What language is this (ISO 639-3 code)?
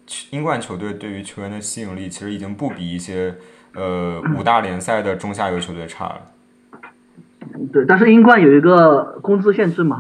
zho